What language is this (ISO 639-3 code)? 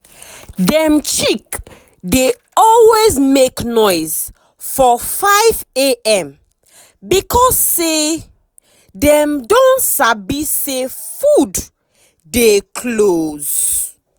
pcm